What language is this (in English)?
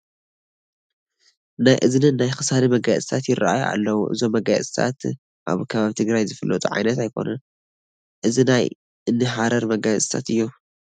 Tigrinya